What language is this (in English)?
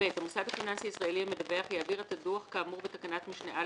Hebrew